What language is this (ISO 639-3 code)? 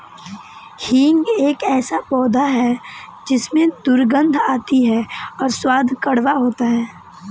hin